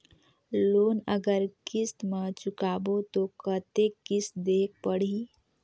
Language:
Chhattisgarhi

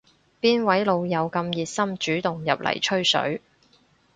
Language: Cantonese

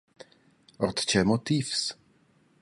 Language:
Romansh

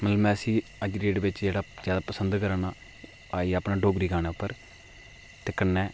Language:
Dogri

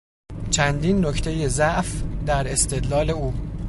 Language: Persian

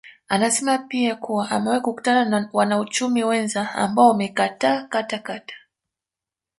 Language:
Swahili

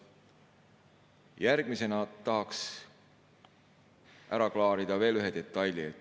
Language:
Estonian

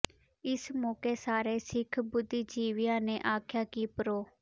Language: Punjabi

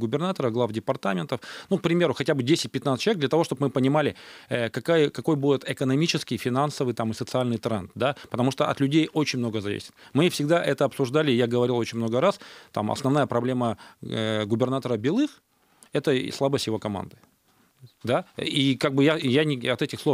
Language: Russian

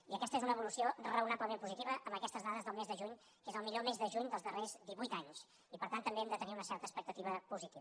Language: Catalan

